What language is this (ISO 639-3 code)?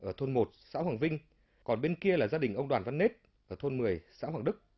vie